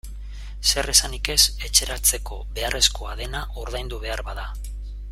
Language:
Basque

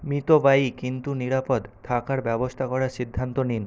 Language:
Bangla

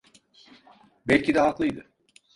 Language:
Turkish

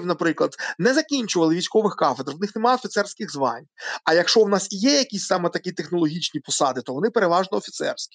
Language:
Ukrainian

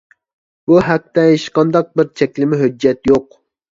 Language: Uyghur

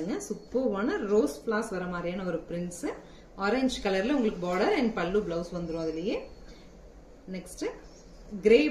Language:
Romanian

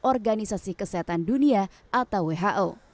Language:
Indonesian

